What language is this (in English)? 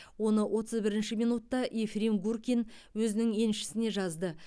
Kazakh